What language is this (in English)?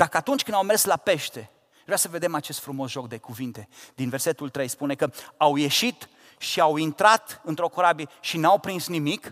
Romanian